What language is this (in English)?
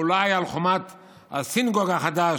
Hebrew